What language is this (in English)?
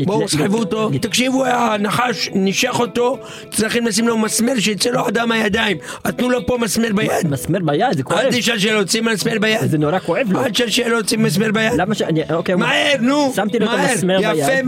Hebrew